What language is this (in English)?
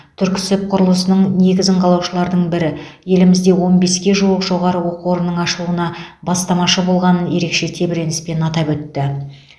Kazakh